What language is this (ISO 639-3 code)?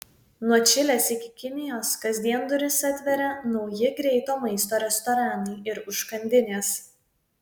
lit